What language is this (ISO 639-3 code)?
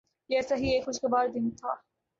urd